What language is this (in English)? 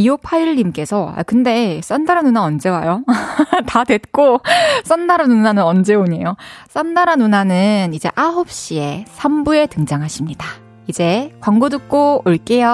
Korean